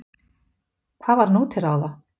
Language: Icelandic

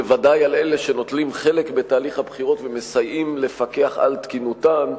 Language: Hebrew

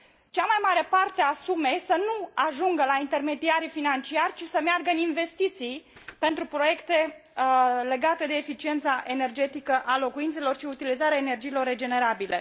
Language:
Romanian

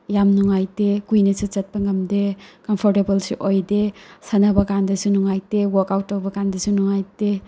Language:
Manipuri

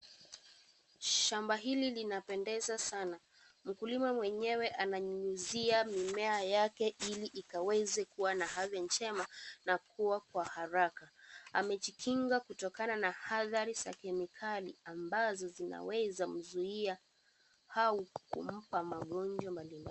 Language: Swahili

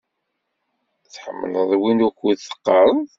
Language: Kabyle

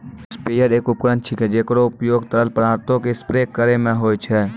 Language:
Maithili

